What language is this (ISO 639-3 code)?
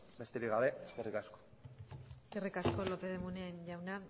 eus